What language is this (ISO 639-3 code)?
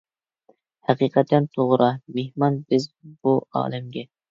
uig